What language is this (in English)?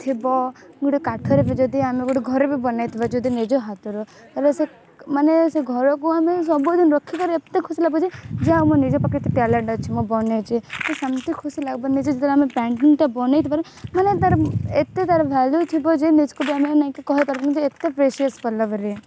Odia